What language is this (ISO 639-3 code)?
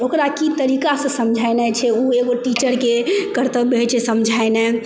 mai